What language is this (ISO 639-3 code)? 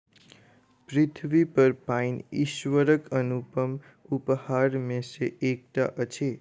mai